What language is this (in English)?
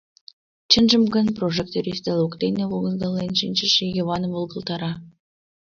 Mari